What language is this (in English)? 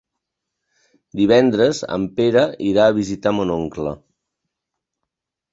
Catalan